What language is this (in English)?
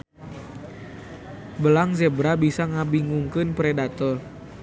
Sundanese